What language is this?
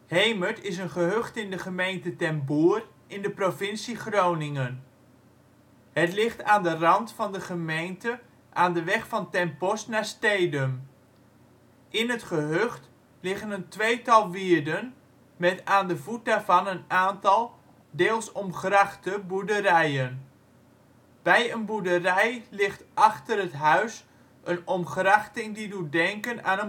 Dutch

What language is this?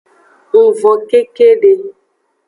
Aja (Benin)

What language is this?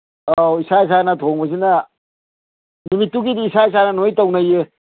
Manipuri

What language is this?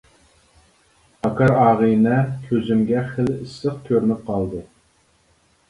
Uyghur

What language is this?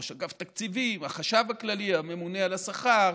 Hebrew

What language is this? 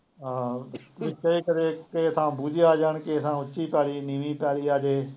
Punjabi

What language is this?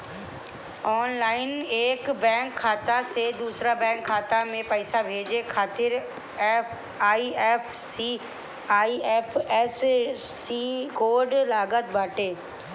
Bhojpuri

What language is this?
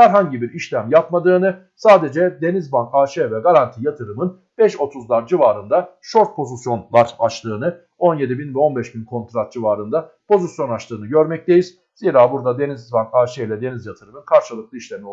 Turkish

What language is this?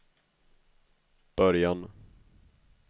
Swedish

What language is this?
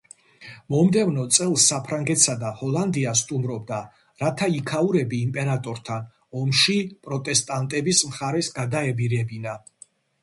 Georgian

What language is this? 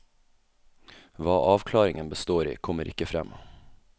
Norwegian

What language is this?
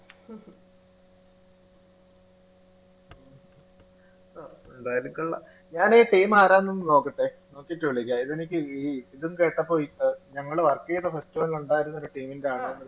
Malayalam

